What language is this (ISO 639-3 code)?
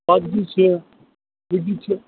kas